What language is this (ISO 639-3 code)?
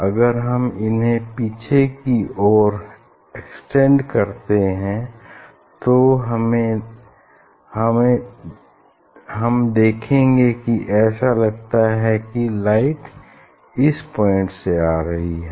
hin